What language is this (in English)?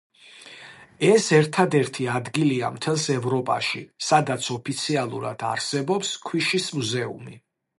Georgian